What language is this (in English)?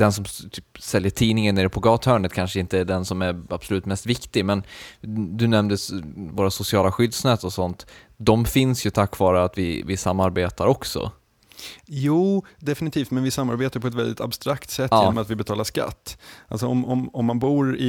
Swedish